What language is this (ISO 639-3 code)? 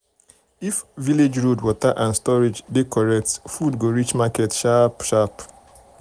pcm